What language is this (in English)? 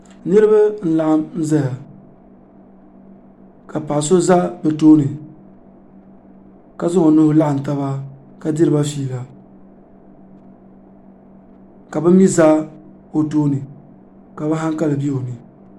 Dagbani